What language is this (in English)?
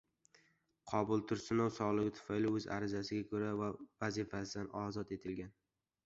Uzbek